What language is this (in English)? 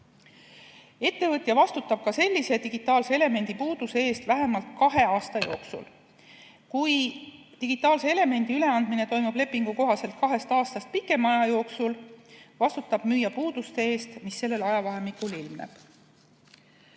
Estonian